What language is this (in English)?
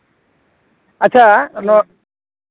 Santali